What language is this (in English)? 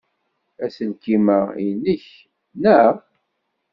Kabyle